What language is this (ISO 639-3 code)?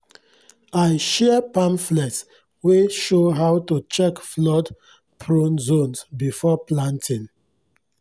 pcm